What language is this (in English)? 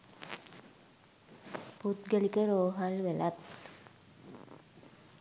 Sinhala